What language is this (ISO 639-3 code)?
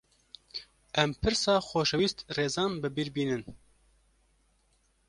kur